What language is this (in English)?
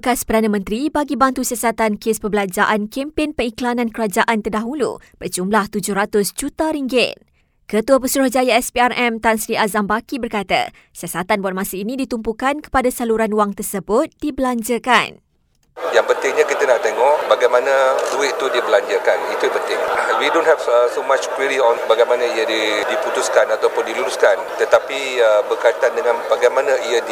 Malay